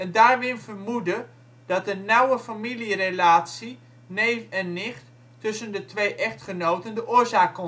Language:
Dutch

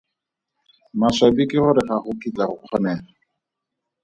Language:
Tswana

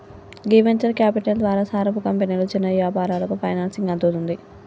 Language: Telugu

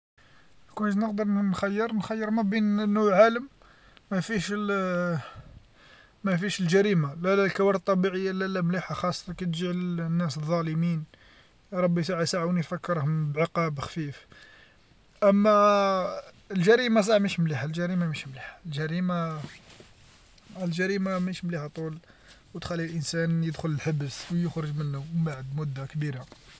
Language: Algerian Arabic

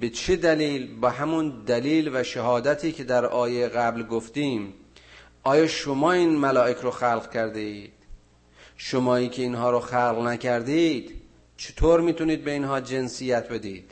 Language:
Persian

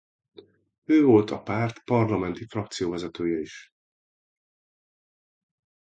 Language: Hungarian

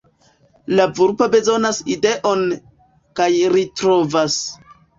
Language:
Esperanto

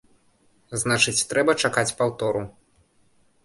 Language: Belarusian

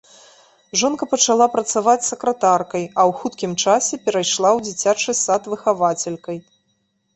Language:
Belarusian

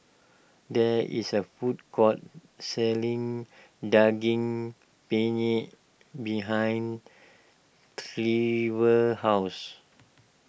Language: English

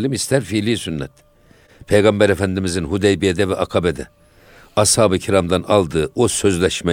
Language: Turkish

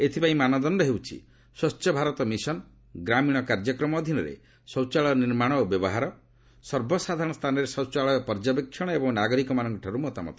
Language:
Odia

